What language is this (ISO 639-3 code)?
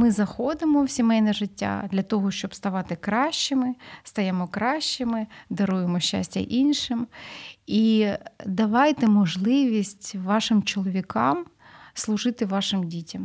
ukr